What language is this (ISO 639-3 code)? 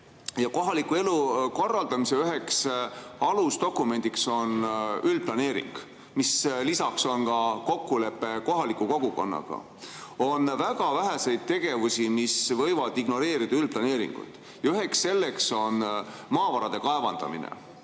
est